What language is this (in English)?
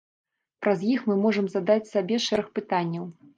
Belarusian